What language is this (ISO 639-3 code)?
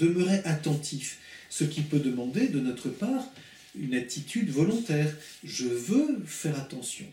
fra